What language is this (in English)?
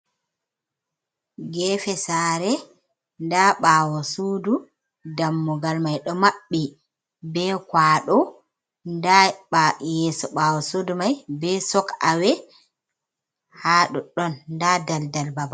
Fula